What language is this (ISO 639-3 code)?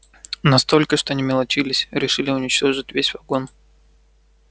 rus